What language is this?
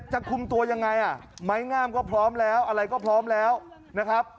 Thai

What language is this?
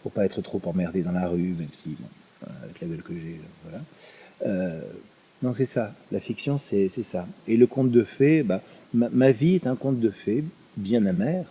French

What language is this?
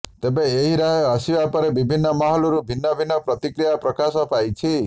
Odia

